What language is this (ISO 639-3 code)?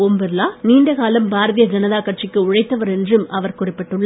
tam